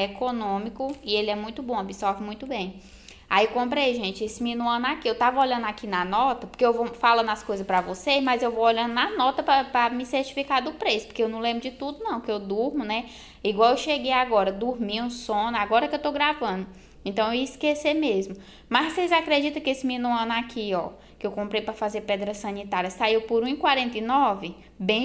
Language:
Portuguese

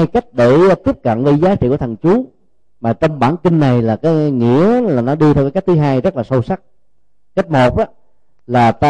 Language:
Vietnamese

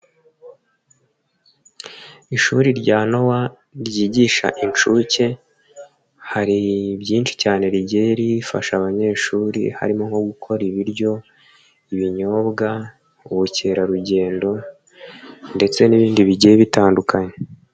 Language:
Kinyarwanda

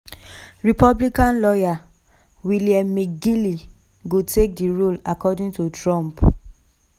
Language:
Nigerian Pidgin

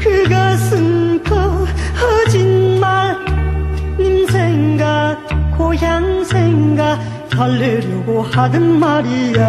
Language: Korean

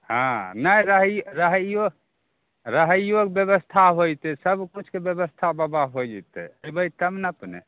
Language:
Maithili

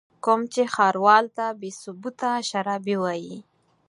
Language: Pashto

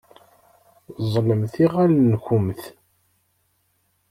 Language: Kabyle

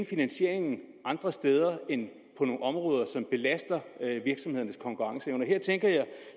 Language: Danish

